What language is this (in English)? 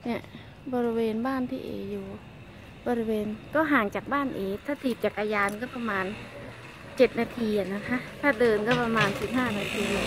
Thai